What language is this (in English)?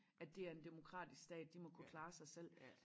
Danish